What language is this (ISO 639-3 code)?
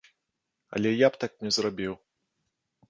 bel